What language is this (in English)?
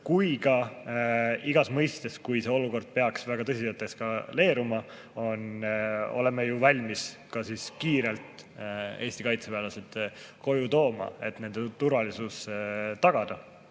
Estonian